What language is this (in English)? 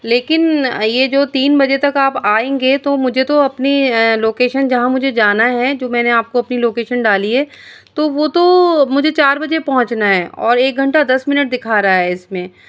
Urdu